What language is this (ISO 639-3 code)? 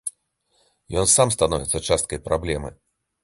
bel